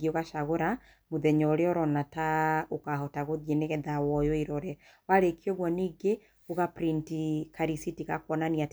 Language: Kikuyu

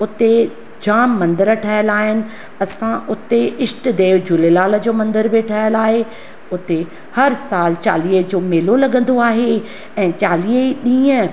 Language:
Sindhi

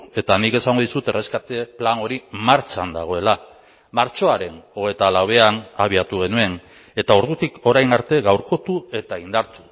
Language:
Basque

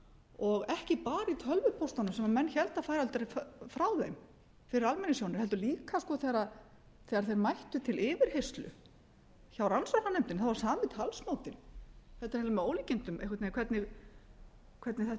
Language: Icelandic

